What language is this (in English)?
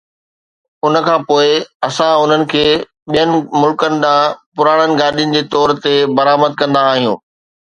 Sindhi